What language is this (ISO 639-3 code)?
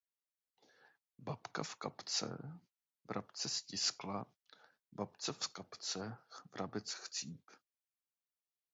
ces